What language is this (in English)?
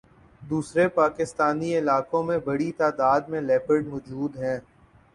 Urdu